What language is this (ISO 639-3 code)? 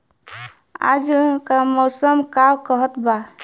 bho